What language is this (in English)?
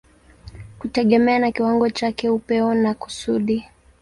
Swahili